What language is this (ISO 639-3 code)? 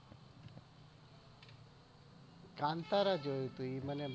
guj